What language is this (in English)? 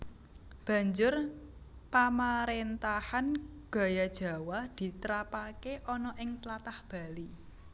Javanese